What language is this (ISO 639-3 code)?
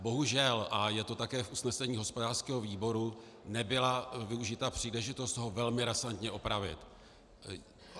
ces